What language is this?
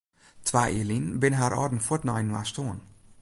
Western Frisian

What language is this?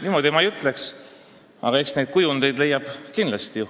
Estonian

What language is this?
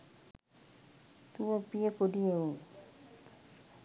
Sinhala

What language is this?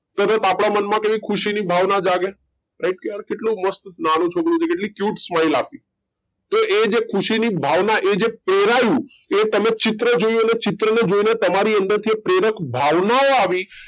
Gujarati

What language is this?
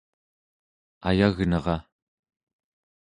Central Yupik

